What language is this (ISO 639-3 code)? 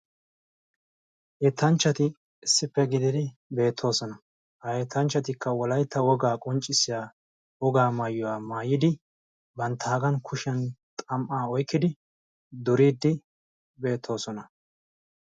wal